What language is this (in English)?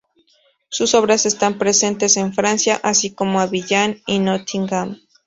Spanish